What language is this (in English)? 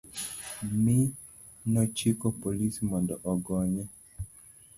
Luo (Kenya and Tanzania)